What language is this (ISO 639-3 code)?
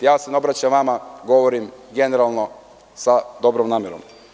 srp